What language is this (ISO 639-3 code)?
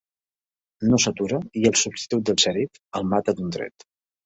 cat